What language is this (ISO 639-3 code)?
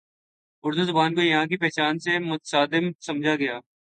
urd